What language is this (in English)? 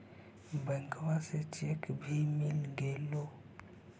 Magahi